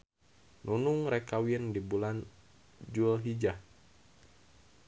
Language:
Sundanese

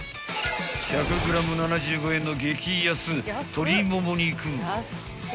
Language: Japanese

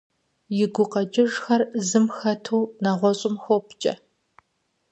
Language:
Kabardian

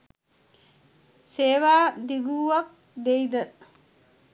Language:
Sinhala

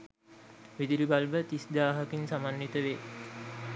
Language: Sinhala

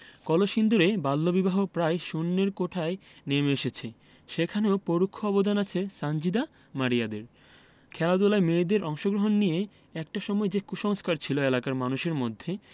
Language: Bangla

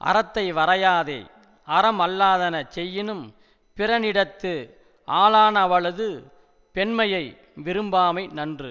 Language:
Tamil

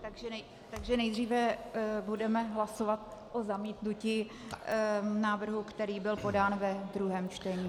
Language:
Czech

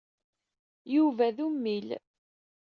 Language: Kabyle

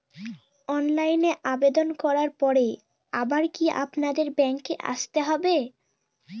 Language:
Bangla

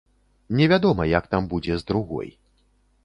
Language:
Belarusian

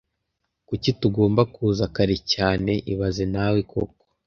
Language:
Kinyarwanda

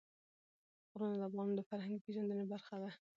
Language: Pashto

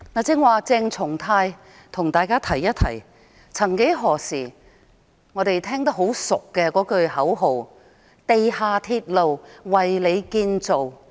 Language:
Cantonese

